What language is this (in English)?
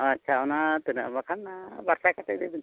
Santali